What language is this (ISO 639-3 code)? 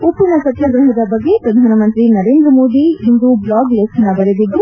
kan